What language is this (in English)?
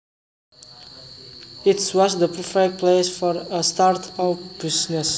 Javanese